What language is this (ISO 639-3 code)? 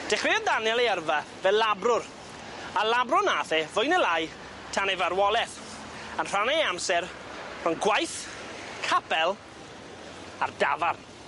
cym